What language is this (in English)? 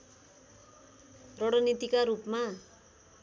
Nepali